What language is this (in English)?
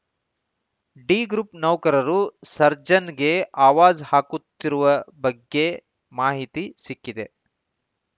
Kannada